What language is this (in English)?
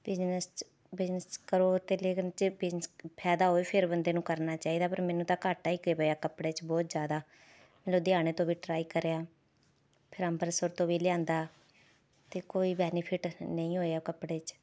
Punjabi